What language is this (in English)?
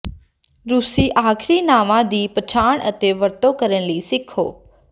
Punjabi